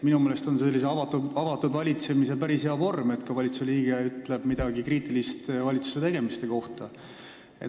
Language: Estonian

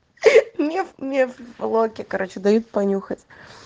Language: Russian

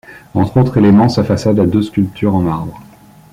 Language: French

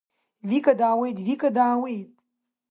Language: Abkhazian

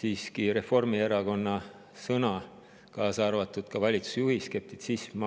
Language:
Estonian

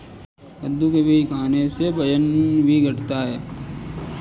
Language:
Hindi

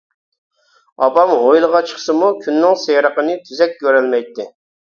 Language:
Uyghur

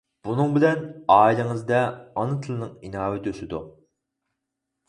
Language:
Uyghur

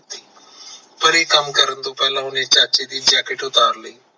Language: Punjabi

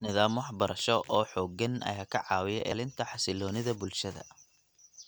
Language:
Somali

